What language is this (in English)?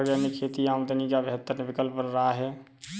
Hindi